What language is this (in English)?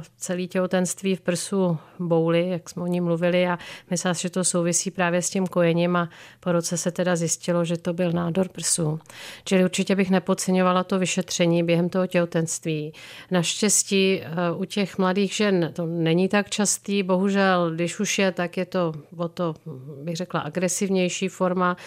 Czech